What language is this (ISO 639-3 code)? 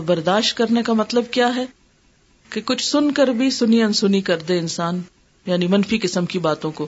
urd